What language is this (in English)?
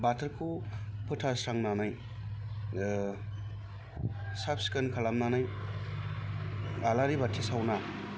Bodo